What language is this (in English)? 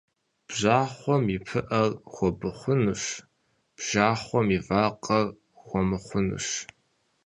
Kabardian